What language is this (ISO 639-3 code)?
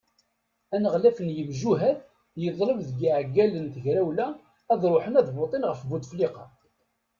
kab